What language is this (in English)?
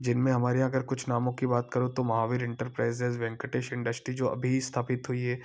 Hindi